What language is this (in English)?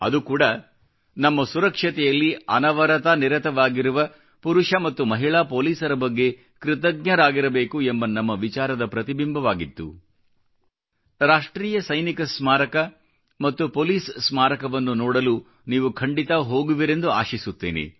Kannada